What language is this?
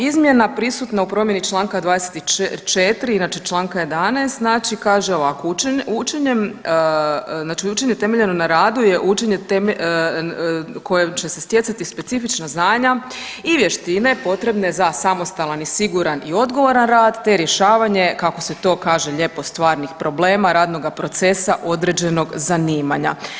Croatian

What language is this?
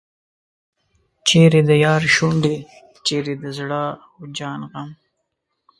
Pashto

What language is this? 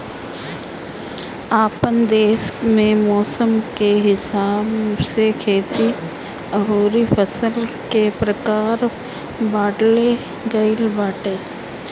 Bhojpuri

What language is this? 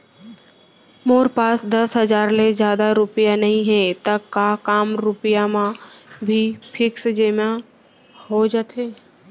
Chhattisgarhi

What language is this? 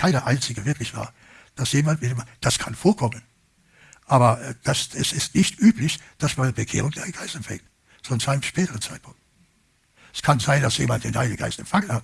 German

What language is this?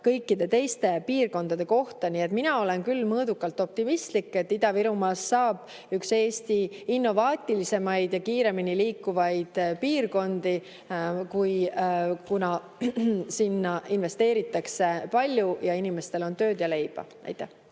Estonian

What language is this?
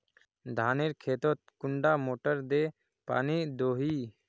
Magahi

